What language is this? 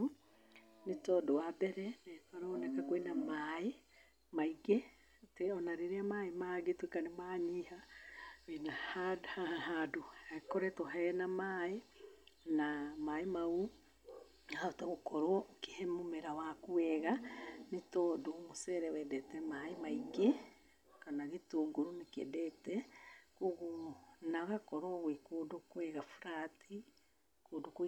Kikuyu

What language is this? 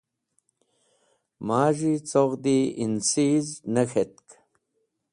Wakhi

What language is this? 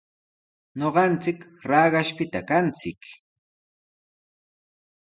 Sihuas Ancash Quechua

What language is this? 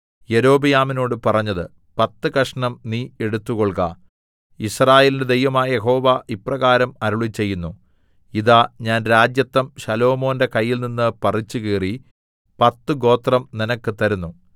Malayalam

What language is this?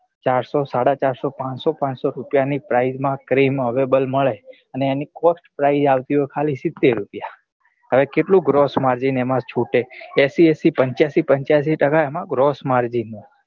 Gujarati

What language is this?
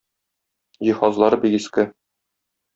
Tatar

